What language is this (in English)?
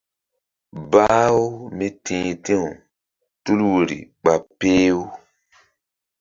Mbum